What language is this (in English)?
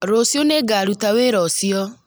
Kikuyu